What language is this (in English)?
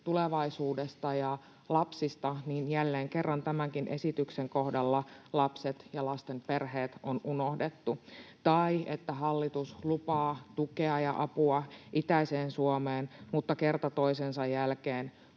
Finnish